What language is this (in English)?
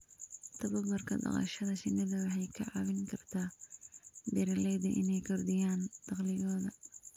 Somali